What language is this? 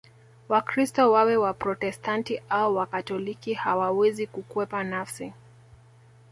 Swahili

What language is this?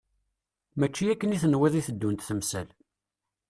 Kabyle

